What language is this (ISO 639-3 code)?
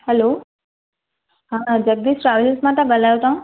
snd